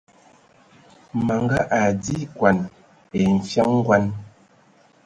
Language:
Ewondo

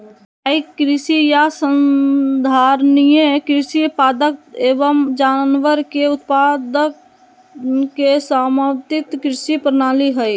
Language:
Magahi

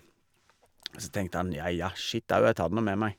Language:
Norwegian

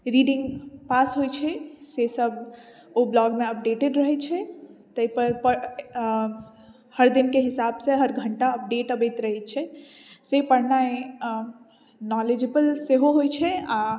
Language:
Maithili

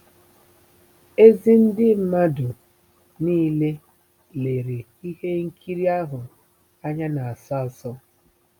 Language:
Igbo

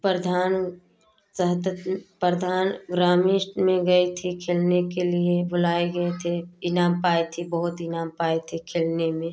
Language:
Hindi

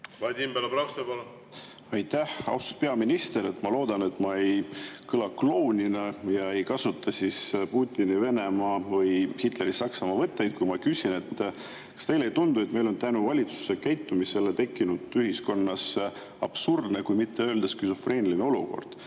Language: Estonian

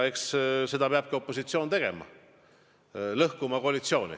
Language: Estonian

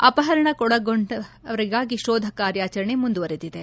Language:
Kannada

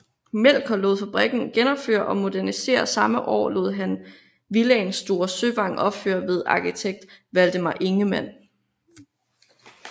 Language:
Danish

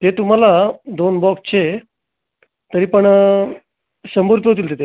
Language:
Marathi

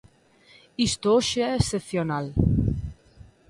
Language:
Galician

